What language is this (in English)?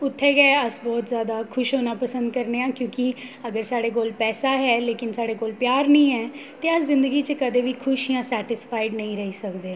Dogri